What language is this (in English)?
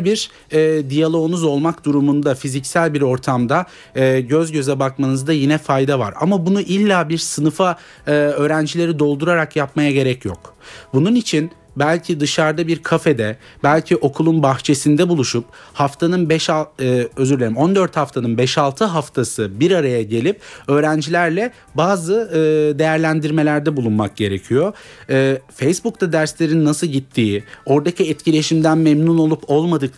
Turkish